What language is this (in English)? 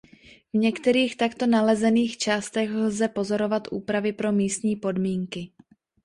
Czech